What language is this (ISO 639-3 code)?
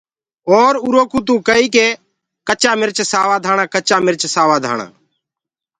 ggg